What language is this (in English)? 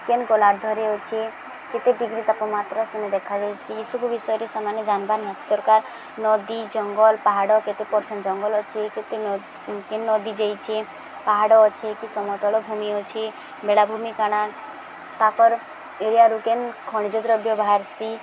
Odia